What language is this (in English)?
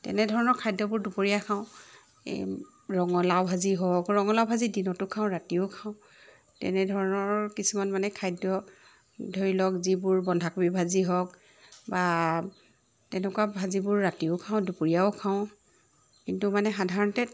Assamese